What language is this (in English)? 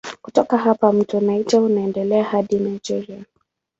Swahili